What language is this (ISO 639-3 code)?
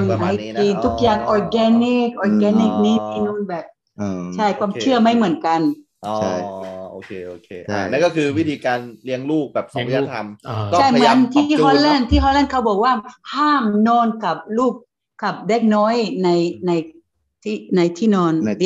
tha